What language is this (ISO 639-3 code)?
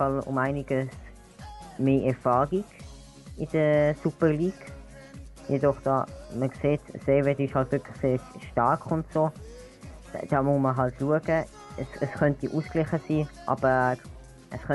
deu